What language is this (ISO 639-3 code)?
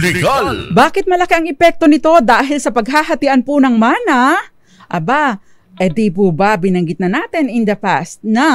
fil